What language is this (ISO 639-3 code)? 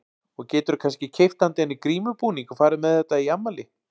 isl